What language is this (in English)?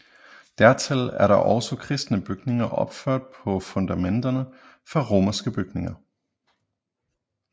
Danish